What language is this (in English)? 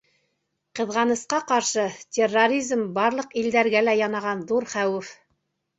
Bashkir